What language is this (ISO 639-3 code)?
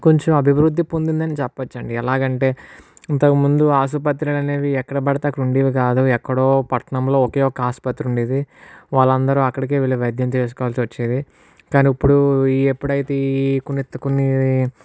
tel